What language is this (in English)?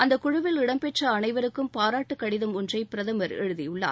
Tamil